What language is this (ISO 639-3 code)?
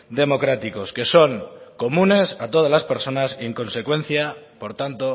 spa